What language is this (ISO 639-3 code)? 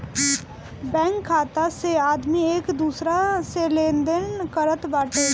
bho